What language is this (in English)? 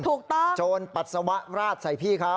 Thai